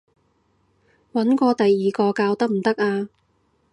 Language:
Cantonese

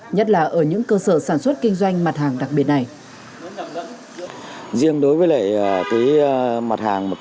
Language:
Vietnamese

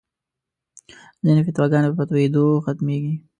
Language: Pashto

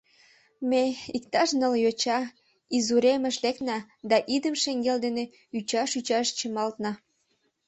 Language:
Mari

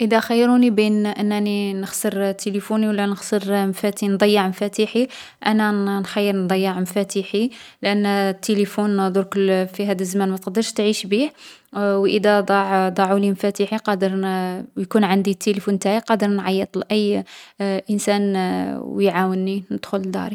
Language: Algerian Arabic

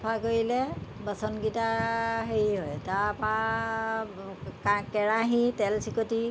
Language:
Assamese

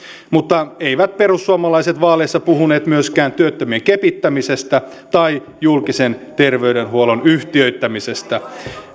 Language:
Finnish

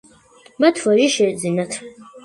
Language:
Georgian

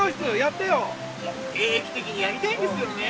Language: Japanese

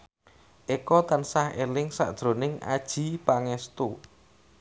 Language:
Javanese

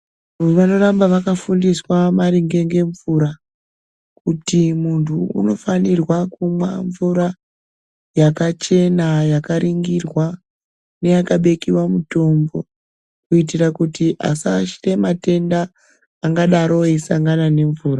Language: Ndau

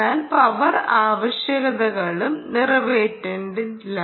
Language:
Malayalam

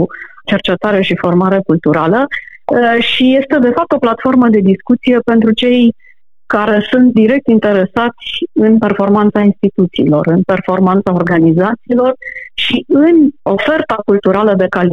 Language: Romanian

